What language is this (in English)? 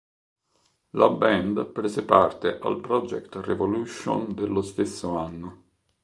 Italian